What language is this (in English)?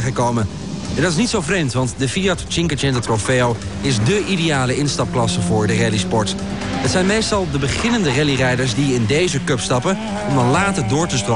Dutch